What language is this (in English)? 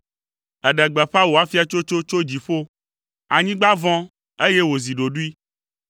Ewe